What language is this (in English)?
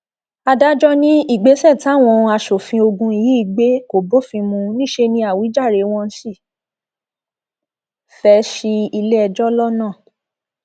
Yoruba